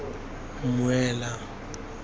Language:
Tswana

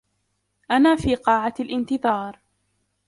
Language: Arabic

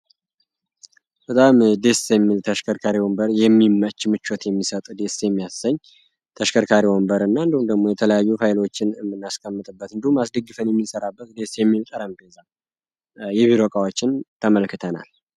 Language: Amharic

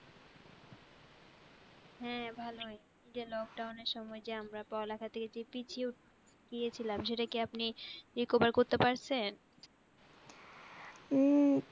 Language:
Bangla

